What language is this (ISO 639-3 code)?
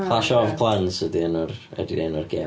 cym